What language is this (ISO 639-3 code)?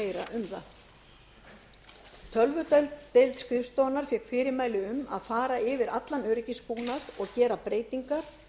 isl